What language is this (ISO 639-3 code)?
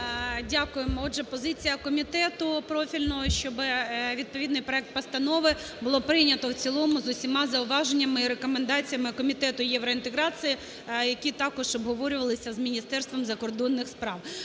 ukr